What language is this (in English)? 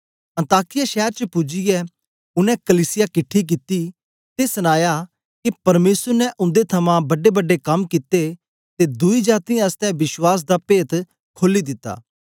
Dogri